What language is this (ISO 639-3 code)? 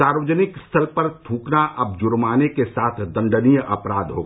hin